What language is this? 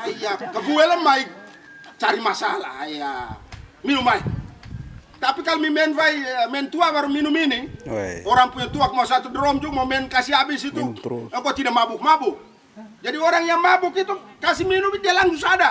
Indonesian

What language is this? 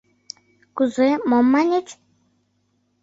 Mari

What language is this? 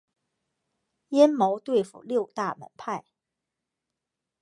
Chinese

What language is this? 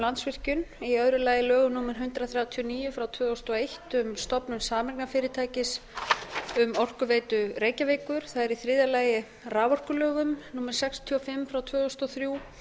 Icelandic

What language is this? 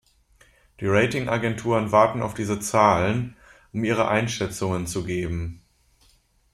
German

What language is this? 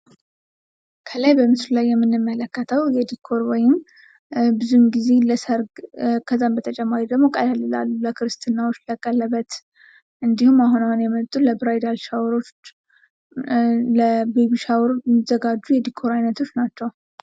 Amharic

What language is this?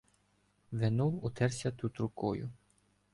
Ukrainian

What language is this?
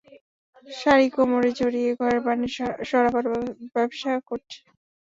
Bangla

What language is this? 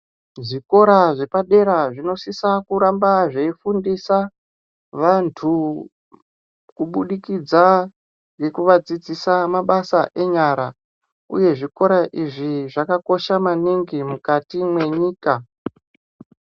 Ndau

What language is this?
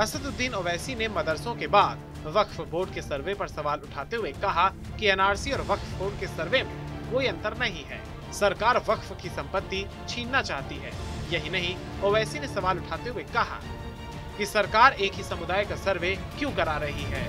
Hindi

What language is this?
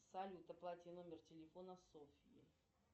Russian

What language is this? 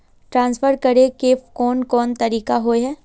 Magahi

